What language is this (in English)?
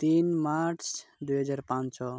Odia